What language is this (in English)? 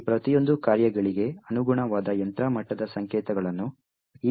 Kannada